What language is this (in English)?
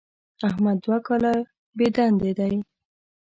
Pashto